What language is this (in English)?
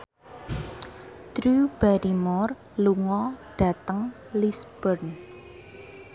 Javanese